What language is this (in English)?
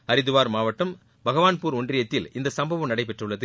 Tamil